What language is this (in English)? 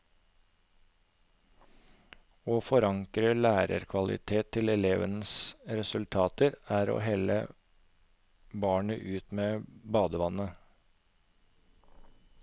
Norwegian